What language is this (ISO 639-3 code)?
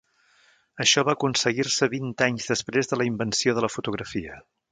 cat